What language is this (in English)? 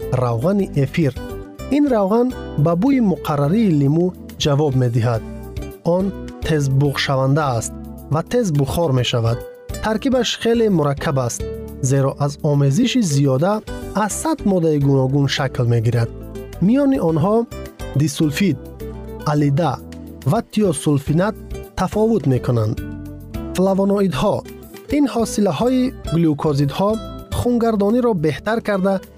Persian